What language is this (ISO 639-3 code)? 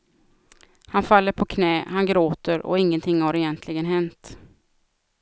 swe